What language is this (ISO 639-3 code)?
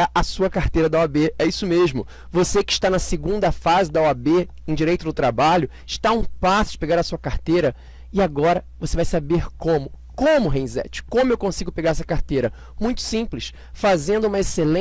por